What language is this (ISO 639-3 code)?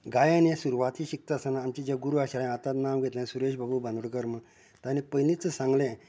kok